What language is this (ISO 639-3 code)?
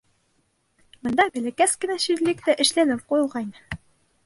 bak